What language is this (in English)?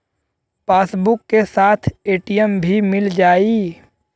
Bhojpuri